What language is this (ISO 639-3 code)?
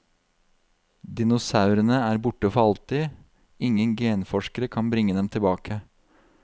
nor